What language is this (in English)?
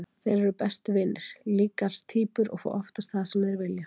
Icelandic